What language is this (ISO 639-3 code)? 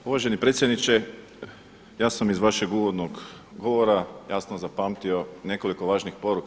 hrv